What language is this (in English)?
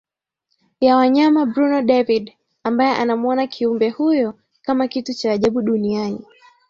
Swahili